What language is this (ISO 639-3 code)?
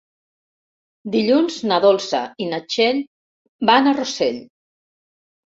cat